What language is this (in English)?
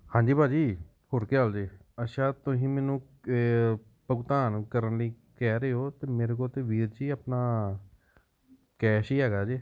Punjabi